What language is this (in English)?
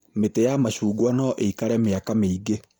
Kikuyu